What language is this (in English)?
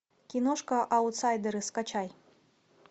Russian